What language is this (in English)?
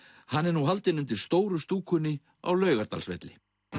Icelandic